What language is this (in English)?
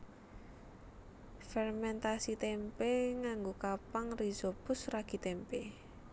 Javanese